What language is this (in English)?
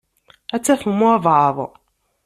Kabyle